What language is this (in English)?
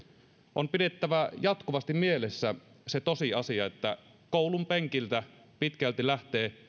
Finnish